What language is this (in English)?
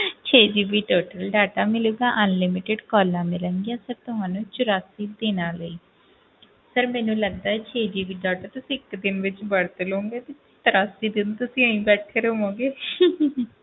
Punjabi